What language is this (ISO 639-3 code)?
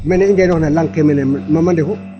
srr